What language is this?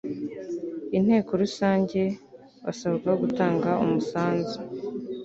Kinyarwanda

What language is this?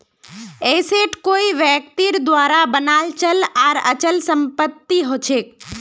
Magahi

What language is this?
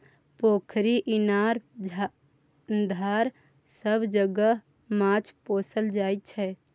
Maithili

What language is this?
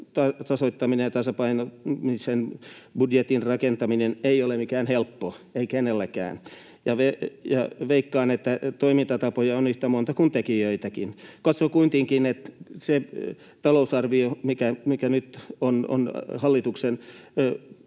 Finnish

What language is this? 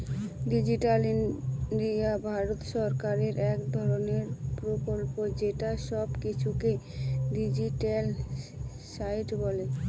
Bangla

